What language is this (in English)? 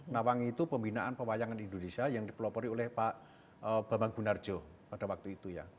Indonesian